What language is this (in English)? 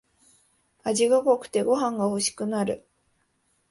Japanese